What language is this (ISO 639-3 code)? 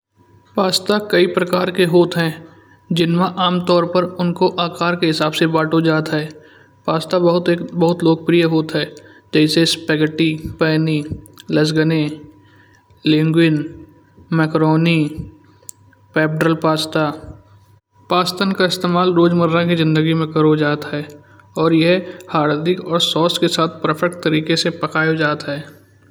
bjj